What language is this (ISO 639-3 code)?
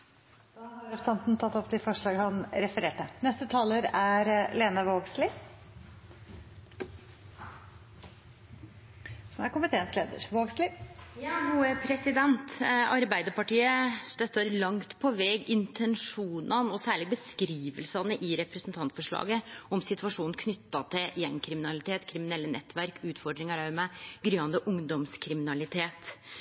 nor